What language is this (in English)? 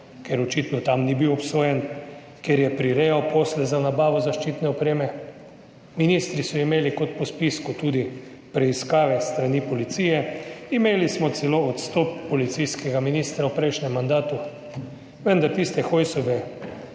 Slovenian